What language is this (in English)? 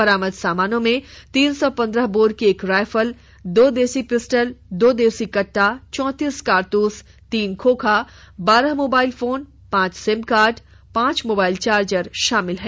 Hindi